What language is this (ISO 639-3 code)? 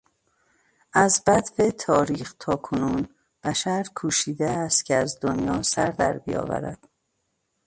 fas